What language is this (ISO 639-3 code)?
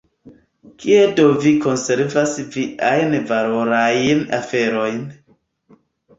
epo